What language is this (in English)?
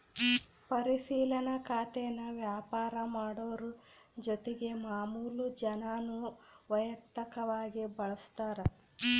Kannada